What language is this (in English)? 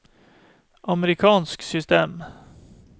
Norwegian